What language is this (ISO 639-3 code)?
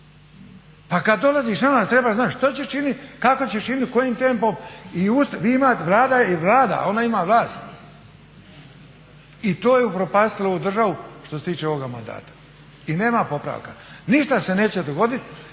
hrv